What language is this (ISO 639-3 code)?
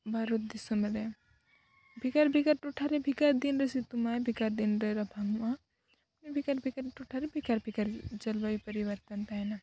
sat